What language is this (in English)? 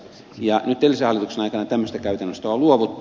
Finnish